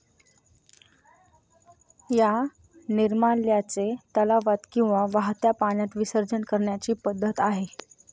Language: Marathi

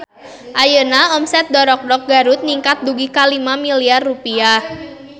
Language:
Sundanese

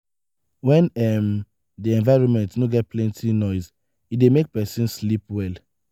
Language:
Nigerian Pidgin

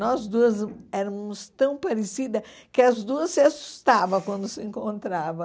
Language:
Portuguese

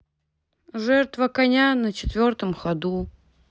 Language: Russian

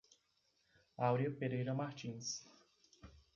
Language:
Portuguese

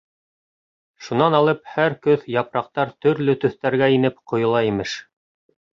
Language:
Bashkir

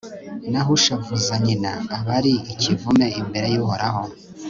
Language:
Kinyarwanda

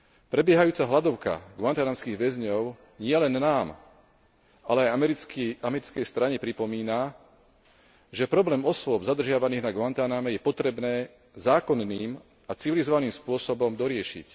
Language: Slovak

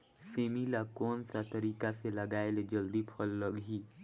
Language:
Chhattisgarhi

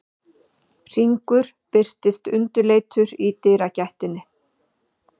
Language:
Icelandic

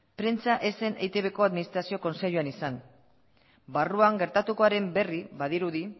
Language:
Basque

